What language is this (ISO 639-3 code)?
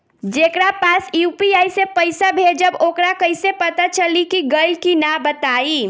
bho